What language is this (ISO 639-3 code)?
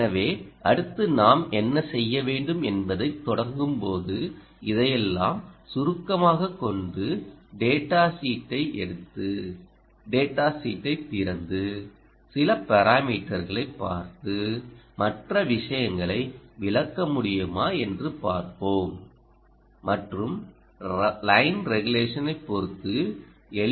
tam